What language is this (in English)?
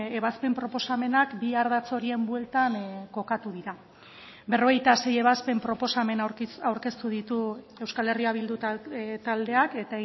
Basque